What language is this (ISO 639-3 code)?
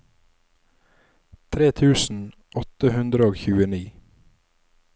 nor